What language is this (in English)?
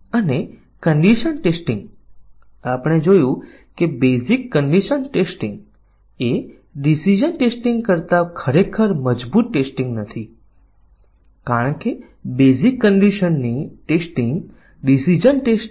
Gujarati